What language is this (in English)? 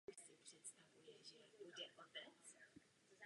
Czech